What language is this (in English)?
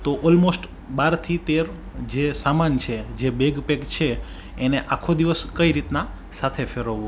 Gujarati